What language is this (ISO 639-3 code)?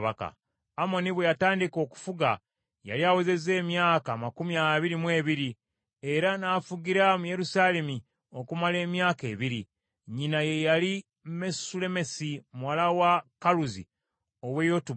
lug